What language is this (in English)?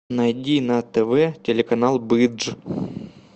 Russian